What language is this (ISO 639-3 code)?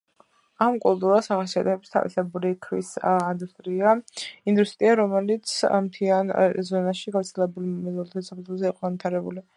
kat